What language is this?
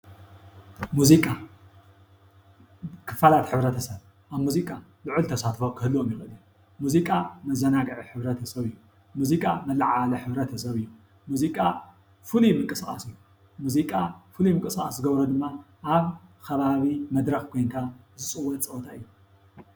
Tigrinya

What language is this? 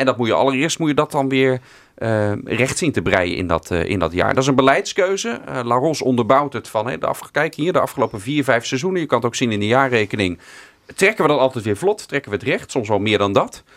Dutch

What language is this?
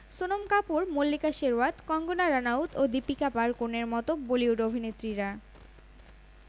Bangla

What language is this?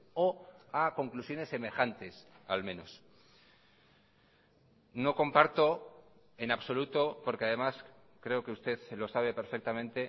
Spanish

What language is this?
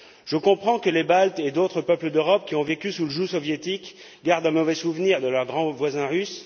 French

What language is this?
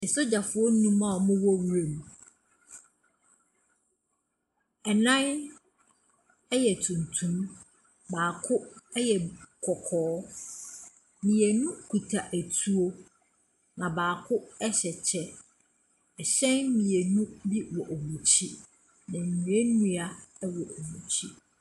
Akan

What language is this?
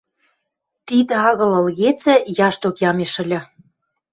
Western Mari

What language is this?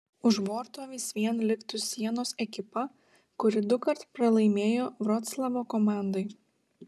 Lithuanian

